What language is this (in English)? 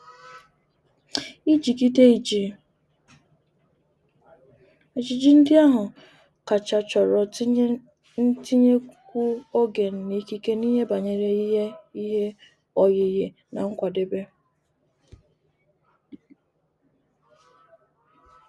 Igbo